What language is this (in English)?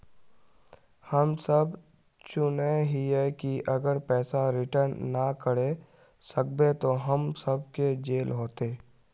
Magahi